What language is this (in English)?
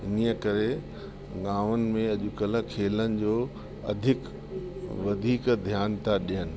Sindhi